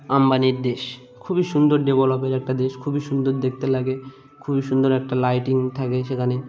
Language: Bangla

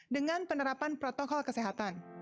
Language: Indonesian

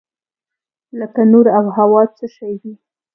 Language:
Pashto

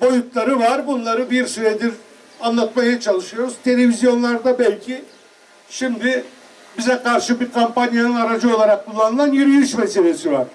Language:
Turkish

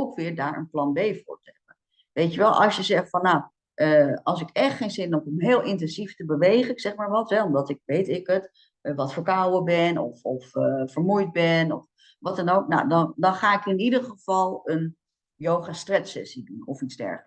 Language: Dutch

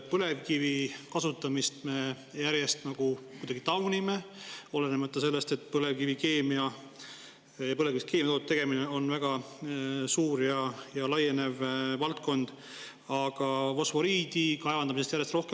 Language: Estonian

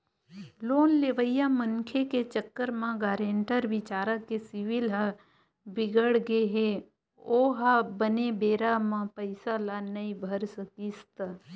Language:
Chhattisgarhi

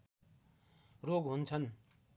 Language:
Nepali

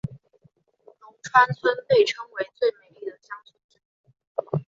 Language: Chinese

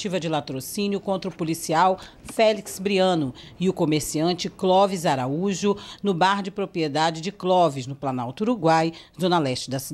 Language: Portuguese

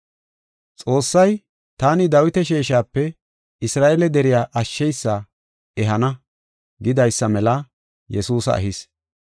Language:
Gofa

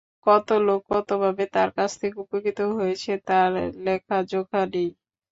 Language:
Bangla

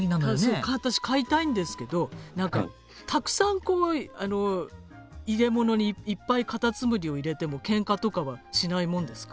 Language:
Japanese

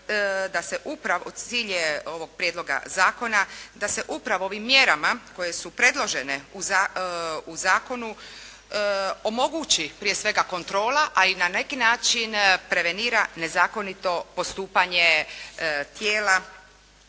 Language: Croatian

